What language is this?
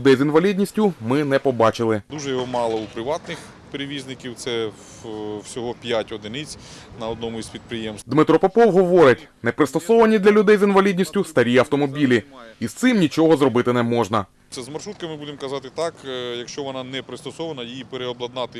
Ukrainian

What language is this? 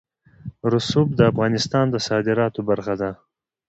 Pashto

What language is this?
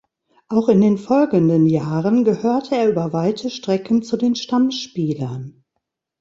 German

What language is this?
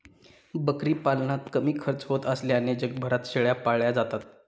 Marathi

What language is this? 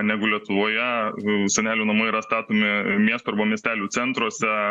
Lithuanian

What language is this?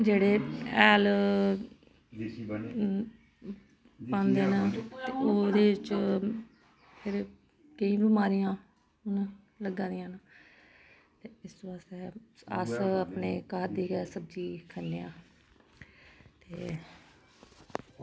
Dogri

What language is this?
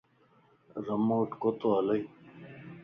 Lasi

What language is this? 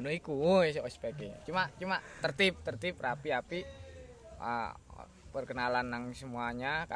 Indonesian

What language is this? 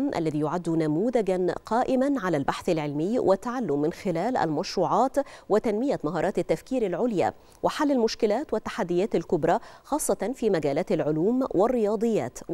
Arabic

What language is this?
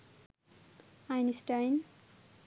Bangla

